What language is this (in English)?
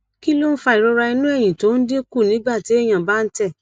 Yoruba